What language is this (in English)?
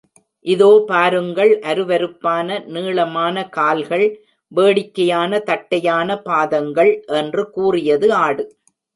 Tamil